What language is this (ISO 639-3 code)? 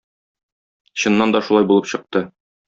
tat